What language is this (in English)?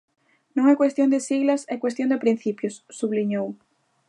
Galician